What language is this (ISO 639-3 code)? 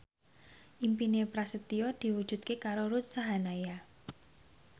jav